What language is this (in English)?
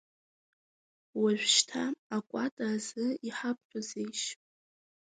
Abkhazian